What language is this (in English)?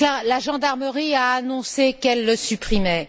French